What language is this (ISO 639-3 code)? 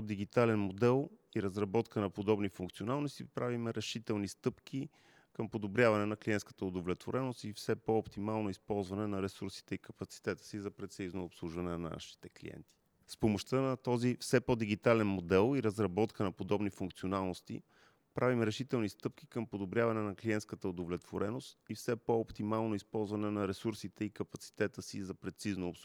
bul